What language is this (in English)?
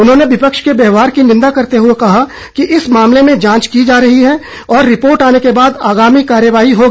Hindi